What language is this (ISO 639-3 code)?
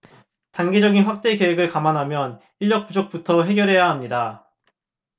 kor